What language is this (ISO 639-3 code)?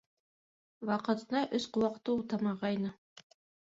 bak